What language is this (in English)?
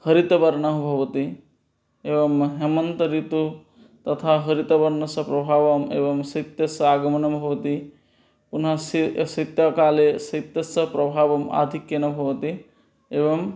Sanskrit